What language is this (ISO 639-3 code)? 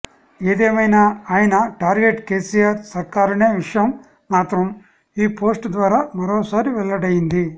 tel